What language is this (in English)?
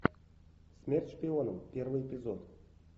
Russian